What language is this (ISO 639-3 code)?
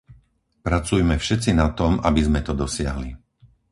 slk